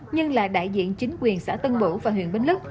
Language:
Vietnamese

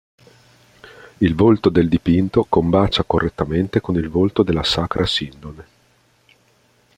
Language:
Italian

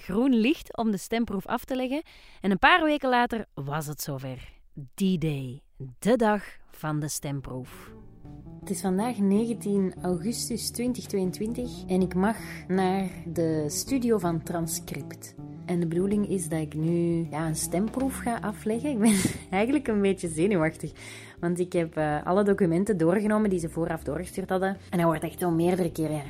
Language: Dutch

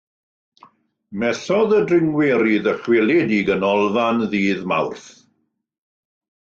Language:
Welsh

